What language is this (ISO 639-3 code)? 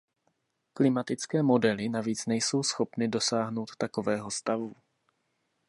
ces